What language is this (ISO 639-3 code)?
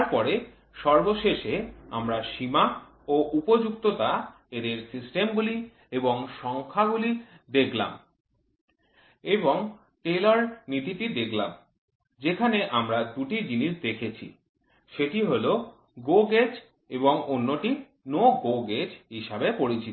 ben